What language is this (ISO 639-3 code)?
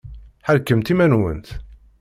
kab